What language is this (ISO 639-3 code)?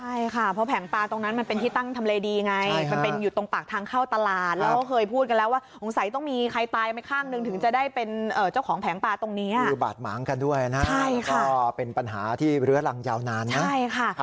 tha